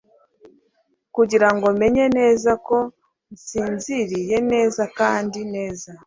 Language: Kinyarwanda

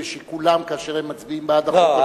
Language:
Hebrew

